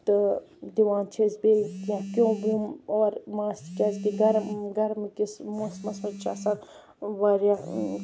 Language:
Kashmiri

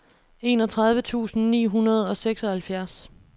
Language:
Danish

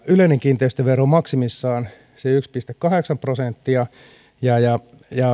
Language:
Finnish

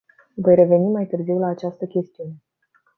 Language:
Romanian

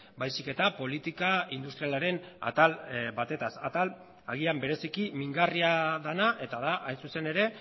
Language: Basque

